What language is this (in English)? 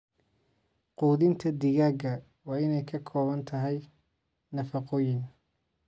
Somali